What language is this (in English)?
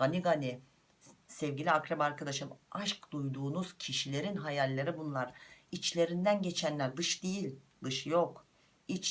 Turkish